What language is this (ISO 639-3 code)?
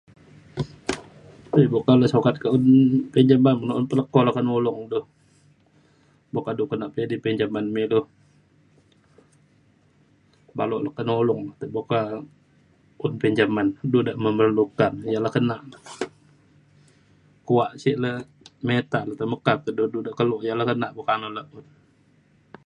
xkl